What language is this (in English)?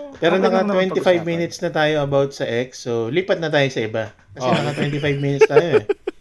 Filipino